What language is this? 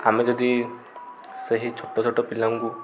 Odia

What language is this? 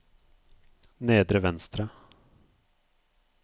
Norwegian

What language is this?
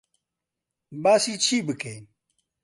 Central Kurdish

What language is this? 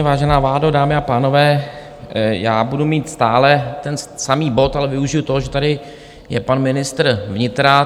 Czech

